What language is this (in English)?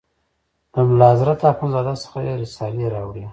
Pashto